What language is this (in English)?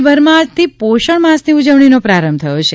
Gujarati